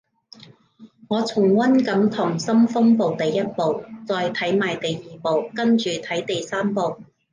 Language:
Cantonese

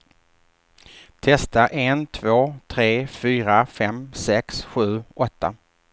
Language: Swedish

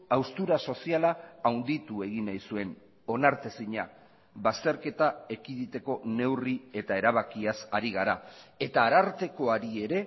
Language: Basque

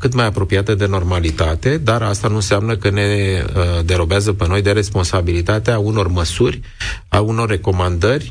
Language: Romanian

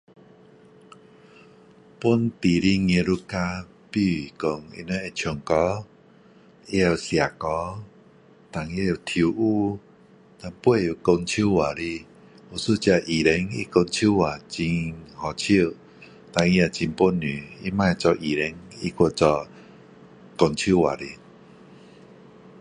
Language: Min Dong Chinese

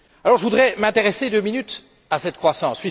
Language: French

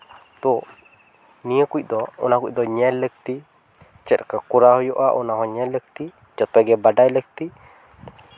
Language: Santali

